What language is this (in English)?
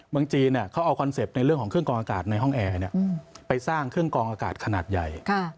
Thai